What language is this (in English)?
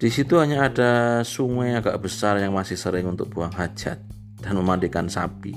Indonesian